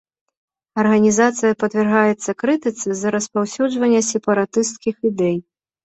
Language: Belarusian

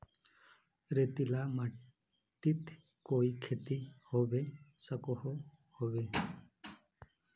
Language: Magahi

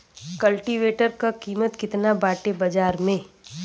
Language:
Bhojpuri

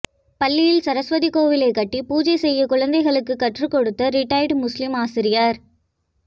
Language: Tamil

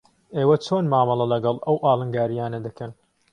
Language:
Central Kurdish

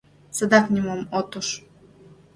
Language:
Mari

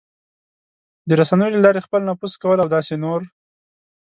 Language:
Pashto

